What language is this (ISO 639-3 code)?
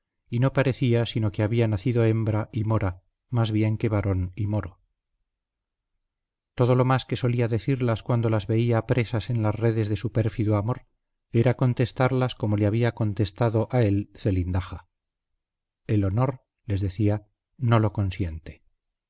spa